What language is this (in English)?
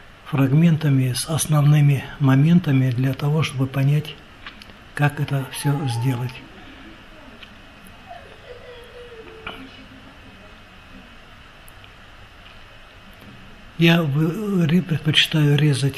Russian